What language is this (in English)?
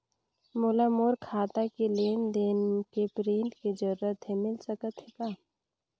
Chhattisgarhi